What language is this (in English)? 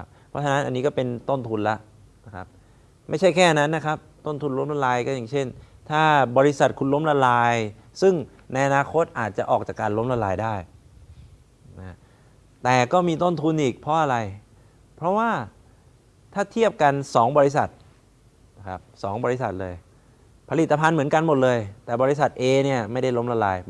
Thai